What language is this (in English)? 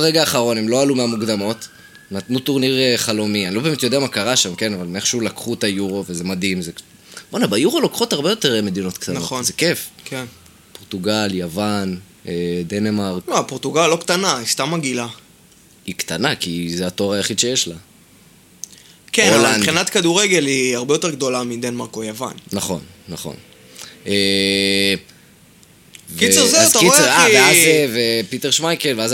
Hebrew